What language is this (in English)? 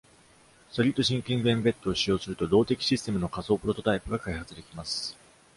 Japanese